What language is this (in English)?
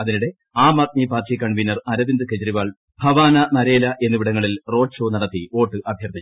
Malayalam